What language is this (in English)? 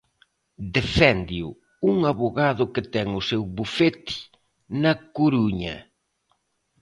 Galician